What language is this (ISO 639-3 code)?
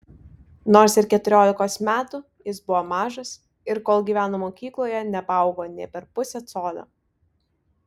lit